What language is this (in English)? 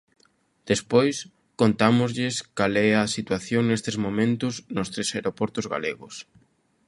Galician